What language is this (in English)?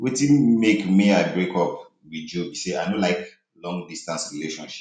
Nigerian Pidgin